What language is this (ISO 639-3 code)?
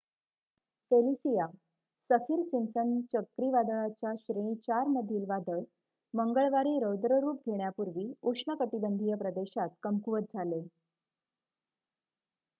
mar